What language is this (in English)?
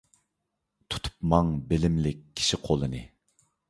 Uyghur